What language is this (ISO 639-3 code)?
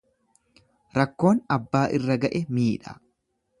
orm